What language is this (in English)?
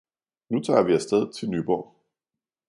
Danish